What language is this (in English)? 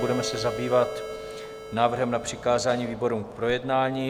Czech